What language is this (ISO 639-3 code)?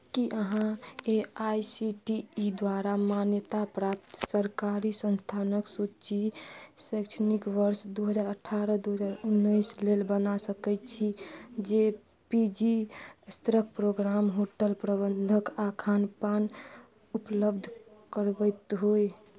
mai